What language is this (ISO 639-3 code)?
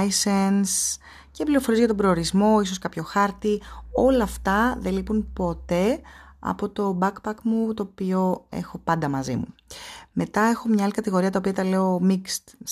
ell